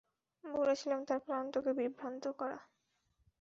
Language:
Bangla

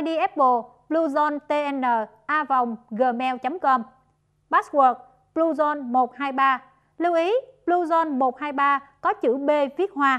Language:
Vietnamese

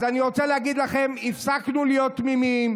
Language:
Hebrew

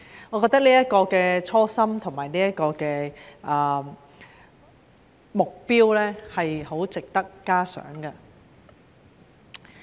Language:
Cantonese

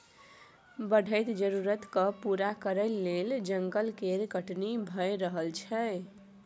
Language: Maithili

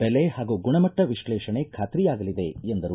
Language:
Kannada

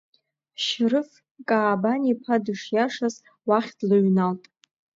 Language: Abkhazian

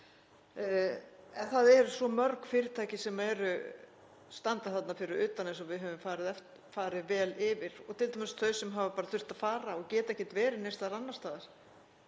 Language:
Icelandic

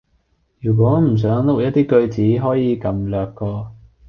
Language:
Cantonese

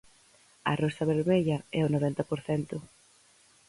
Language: Galician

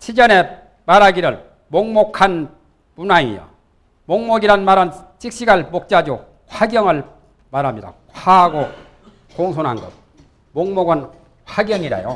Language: Korean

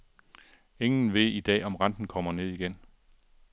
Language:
Danish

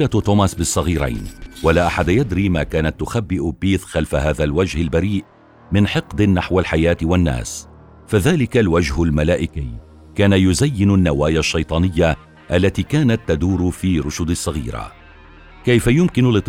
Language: Arabic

